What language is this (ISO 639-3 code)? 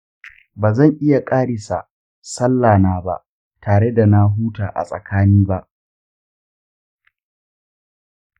hau